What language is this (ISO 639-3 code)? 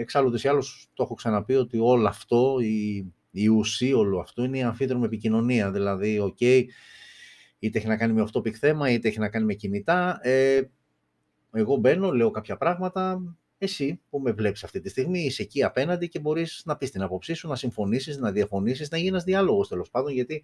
ell